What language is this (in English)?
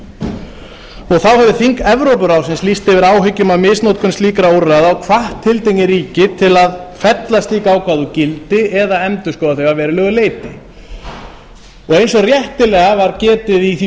Icelandic